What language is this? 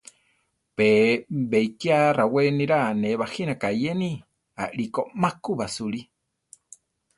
Central Tarahumara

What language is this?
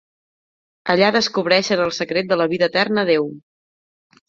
Catalan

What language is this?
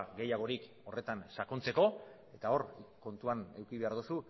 Basque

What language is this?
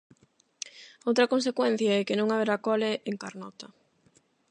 Galician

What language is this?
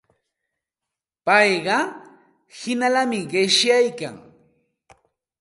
Santa Ana de Tusi Pasco Quechua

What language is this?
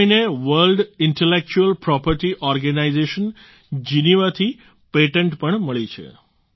Gujarati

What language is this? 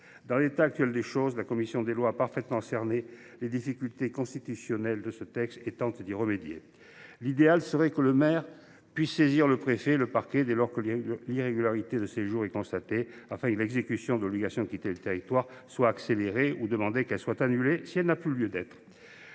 French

